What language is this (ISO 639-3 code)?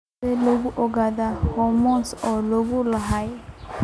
som